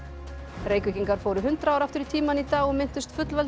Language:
Icelandic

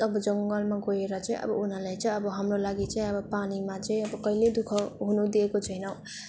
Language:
Nepali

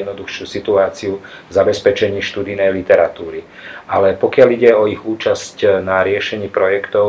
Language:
Slovak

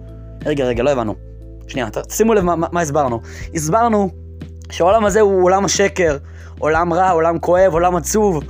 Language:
Hebrew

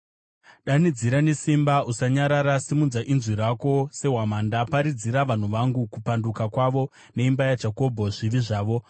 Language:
Shona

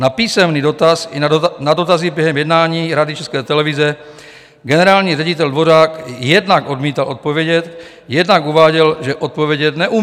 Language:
Czech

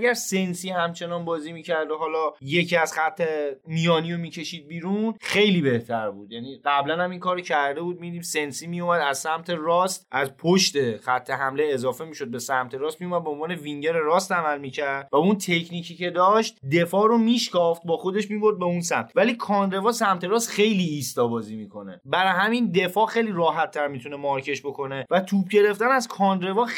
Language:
Persian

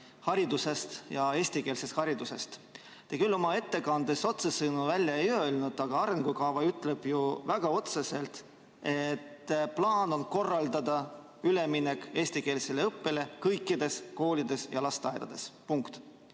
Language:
Estonian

